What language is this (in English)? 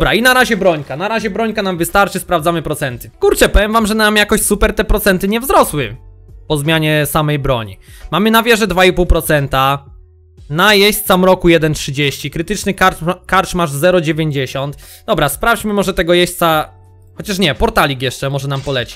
Polish